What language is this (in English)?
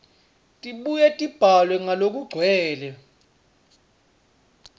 Swati